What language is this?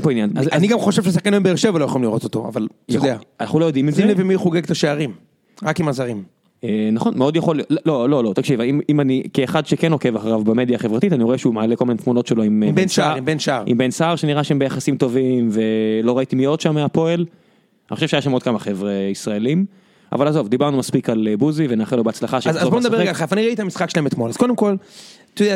Hebrew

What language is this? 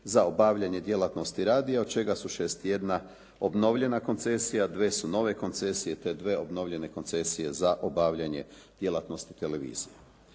Croatian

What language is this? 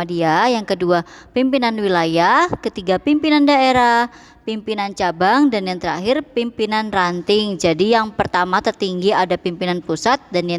Indonesian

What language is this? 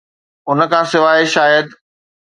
Sindhi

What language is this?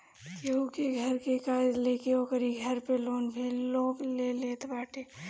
Bhojpuri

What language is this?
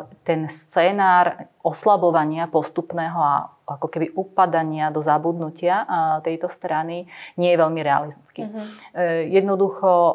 Slovak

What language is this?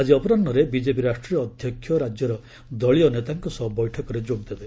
Odia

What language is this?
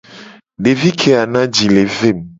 Gen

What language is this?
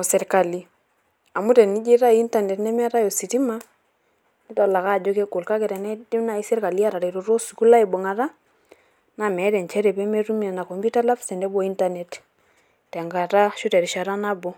Masai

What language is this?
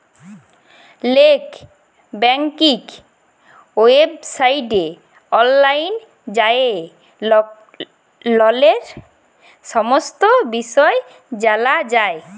Bangla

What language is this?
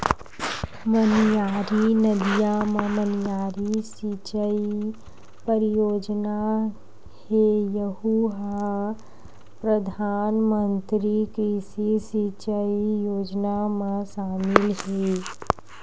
Chhattisgarhi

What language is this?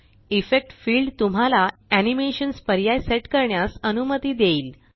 Marathi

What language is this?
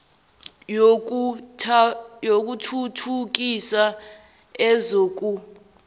Zulu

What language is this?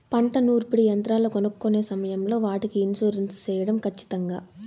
Telugu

